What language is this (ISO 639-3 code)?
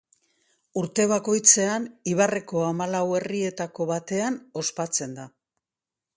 eus